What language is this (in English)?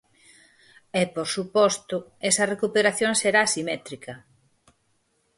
Galician